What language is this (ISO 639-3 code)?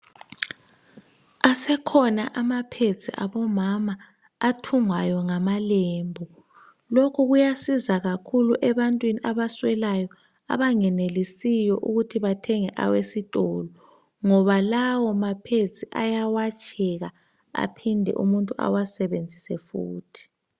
nde